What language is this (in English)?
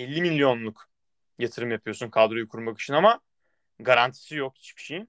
Turkish